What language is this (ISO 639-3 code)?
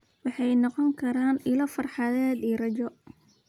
som